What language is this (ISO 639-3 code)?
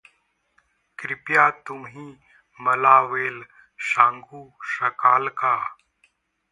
mar